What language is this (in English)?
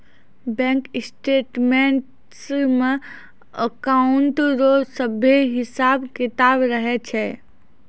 Maithili